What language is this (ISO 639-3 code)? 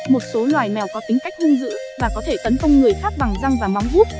vie